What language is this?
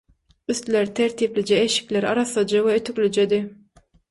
Turkmen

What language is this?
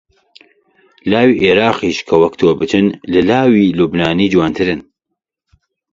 Central Kurdish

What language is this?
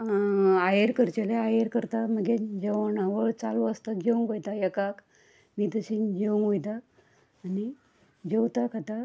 Konkani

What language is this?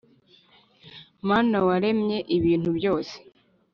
Kinyarwanda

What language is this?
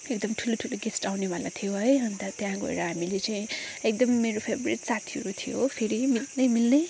Nepali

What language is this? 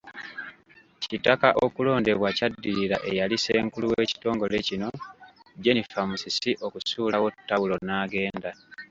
Ganda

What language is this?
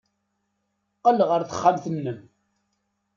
Kabyle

